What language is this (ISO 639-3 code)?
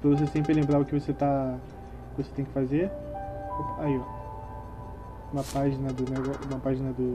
por